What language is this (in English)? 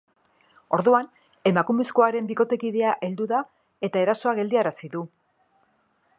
Basque